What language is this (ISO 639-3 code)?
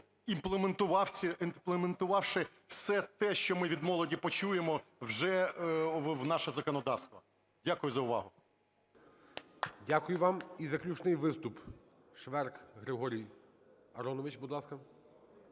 ukr